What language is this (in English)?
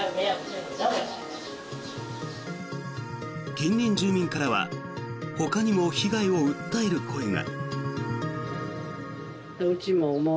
Japanese